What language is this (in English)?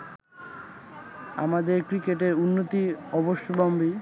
Bangla